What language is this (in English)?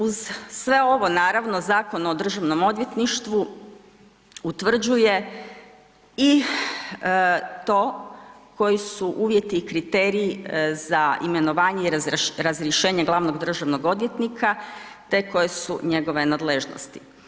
Croatian